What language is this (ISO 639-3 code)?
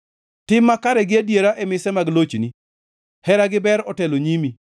luo